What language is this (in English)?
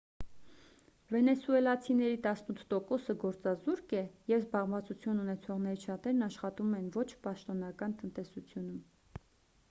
Armenian